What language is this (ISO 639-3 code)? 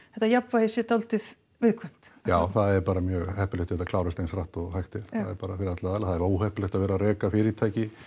isl